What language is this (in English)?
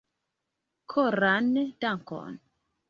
Esperanto